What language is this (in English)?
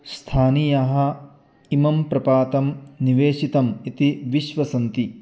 Sanskrit